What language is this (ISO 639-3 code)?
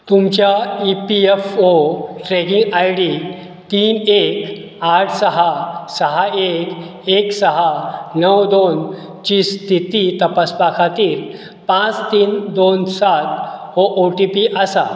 kok